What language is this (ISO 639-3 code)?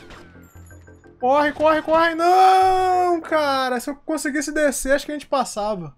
por